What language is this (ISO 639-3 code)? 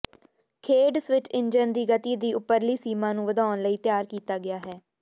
pan